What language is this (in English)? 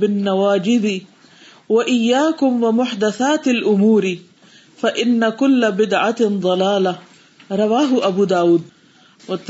Urdu